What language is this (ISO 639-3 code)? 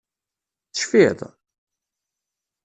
kab